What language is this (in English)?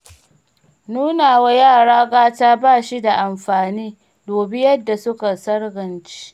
Hausa